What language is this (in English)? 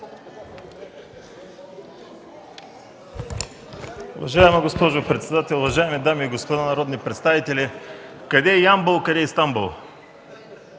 Bulgarian